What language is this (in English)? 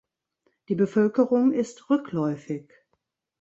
German